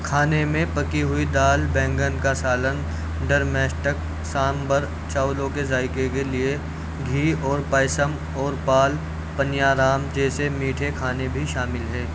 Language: Urdu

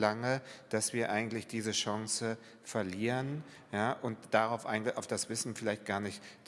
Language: German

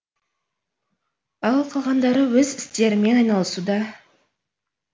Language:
Kazakh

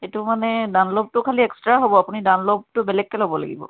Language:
Assamese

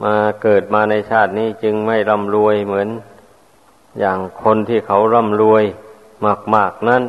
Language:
Thai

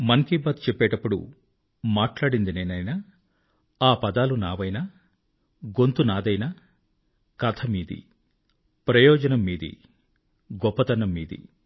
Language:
Telugu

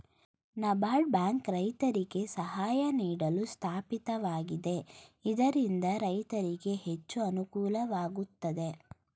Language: Kannada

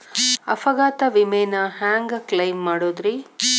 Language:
Kannada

